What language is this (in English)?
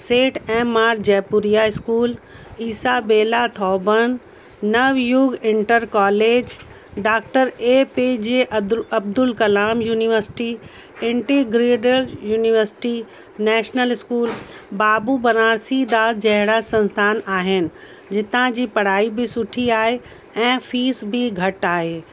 Sindhi